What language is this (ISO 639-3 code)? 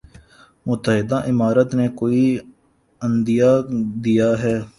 urd